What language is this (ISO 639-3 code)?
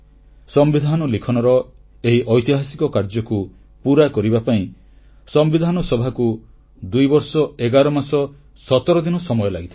ori